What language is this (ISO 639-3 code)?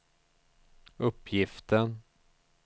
swe